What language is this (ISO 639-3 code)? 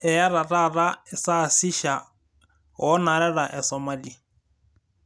mas